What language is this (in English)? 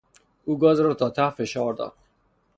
Persian